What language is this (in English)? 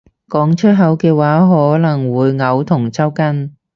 Cantonese